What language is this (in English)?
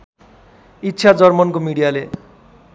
Nepali